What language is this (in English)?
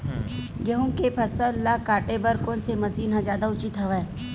Chhattisgarhi